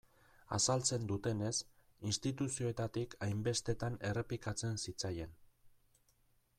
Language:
Basque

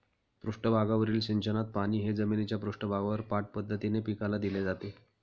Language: Marathi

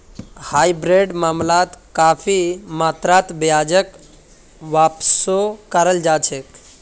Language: Magahi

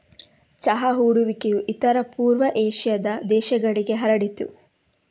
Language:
Kannada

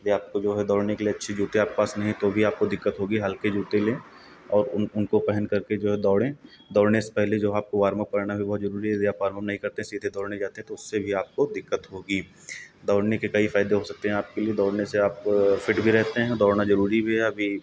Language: Hindi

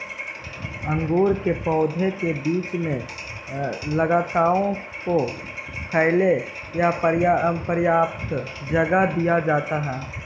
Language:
Magahi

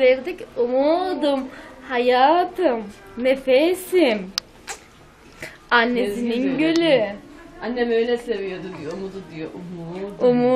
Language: Turkish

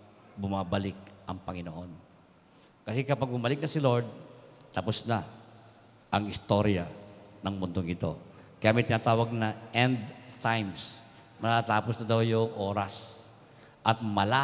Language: Filipino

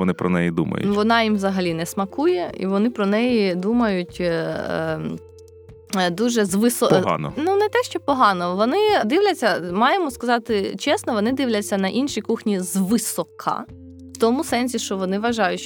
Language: Ukrainian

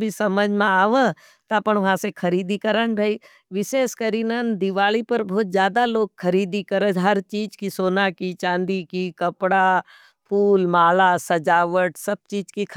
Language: Nimadi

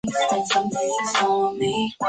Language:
Chinese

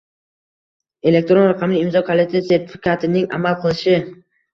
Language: Uzbek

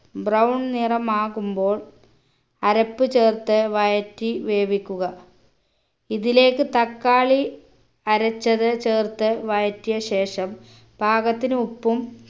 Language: Malayalam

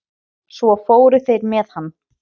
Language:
Icelandic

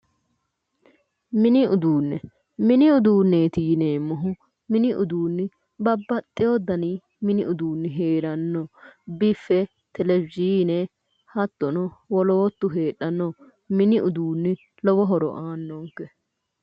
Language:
Sidamo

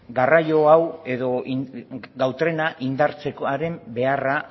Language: Basque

